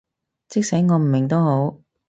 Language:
Cantonese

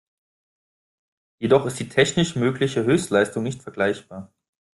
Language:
German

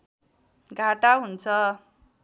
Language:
Nepali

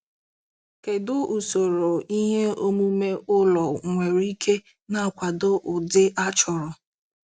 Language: Igbo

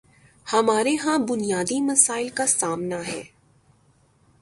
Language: Urdu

